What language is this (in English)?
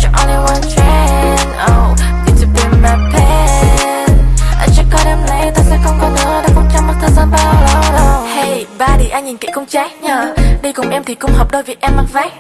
Indonesian